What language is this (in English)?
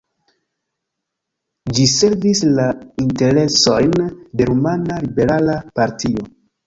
Esperanto